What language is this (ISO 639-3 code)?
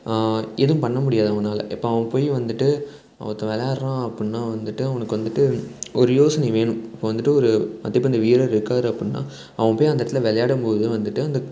tam